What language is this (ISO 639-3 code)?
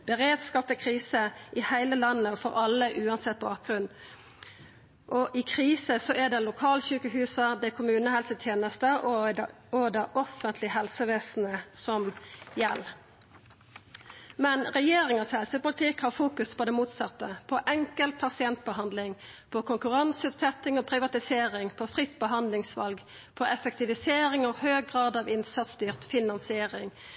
nno